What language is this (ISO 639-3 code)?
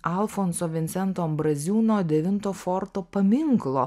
lit